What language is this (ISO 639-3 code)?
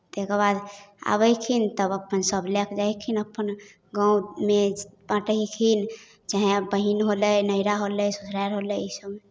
mai